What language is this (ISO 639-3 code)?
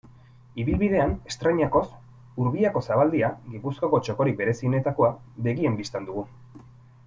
eus